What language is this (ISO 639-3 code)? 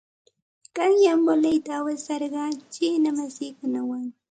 qxt